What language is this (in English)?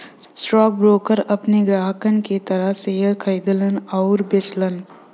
Bhojpuri